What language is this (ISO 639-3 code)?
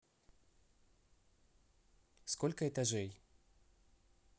rus